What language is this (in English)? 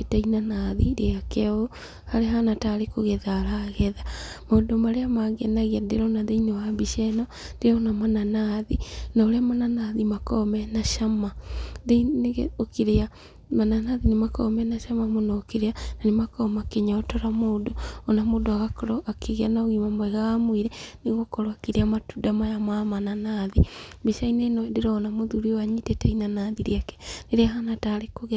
Kikuyu